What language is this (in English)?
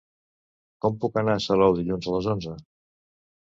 Catalan